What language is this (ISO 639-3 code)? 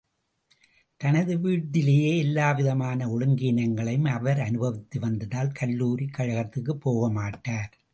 tam